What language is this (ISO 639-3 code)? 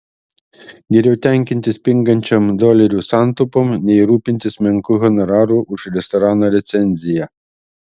lit